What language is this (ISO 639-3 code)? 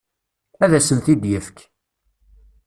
kab